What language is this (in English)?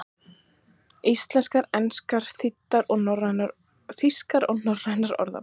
Icelandic